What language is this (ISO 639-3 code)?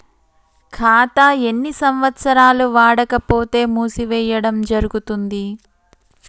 tel